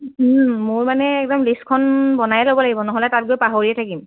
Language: Assamese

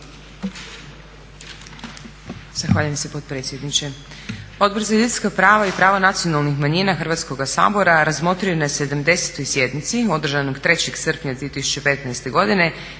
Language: Croatian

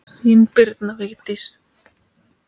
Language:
Icelandic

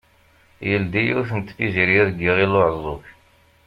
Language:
Kabyle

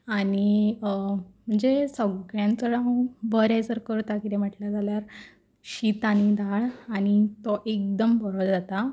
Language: Konkani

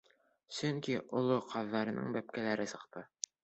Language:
Bashkir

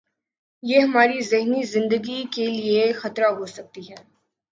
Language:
Urdu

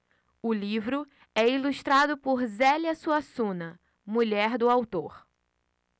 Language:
Portuguese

